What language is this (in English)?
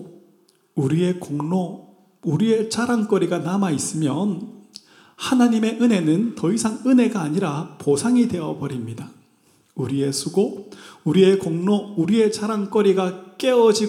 Korean